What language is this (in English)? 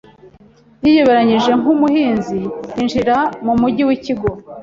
Kinyarwanda